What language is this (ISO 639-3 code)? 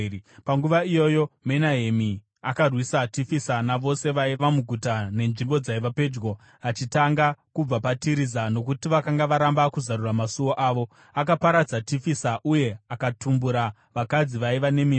sna